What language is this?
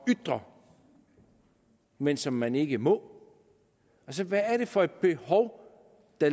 Danish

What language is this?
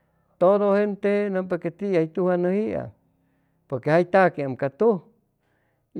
Chimalapa Zoque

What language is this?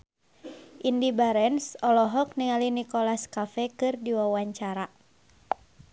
Sundanese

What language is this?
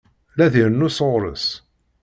Kabyle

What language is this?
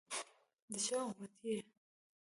Pashto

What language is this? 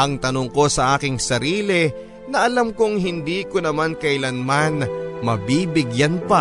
Filipino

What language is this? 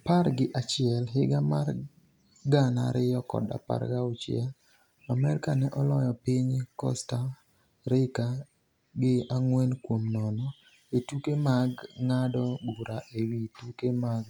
Luo (Kenya and Tanzania)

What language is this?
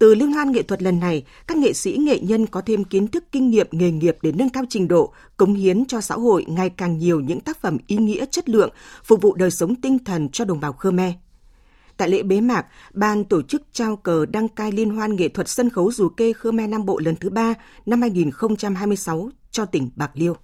Vietnamese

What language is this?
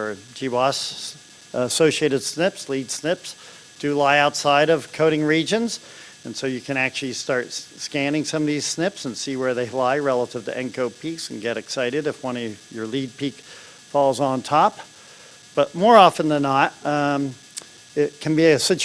English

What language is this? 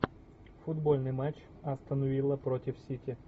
Russian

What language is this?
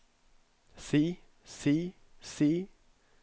Norwegian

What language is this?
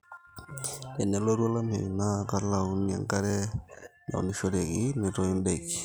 Masai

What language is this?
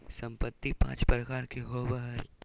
Magahi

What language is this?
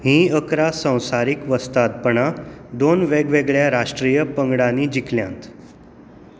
Konkani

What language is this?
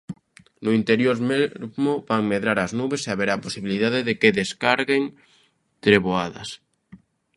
Galician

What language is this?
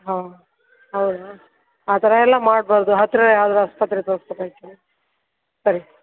Kannada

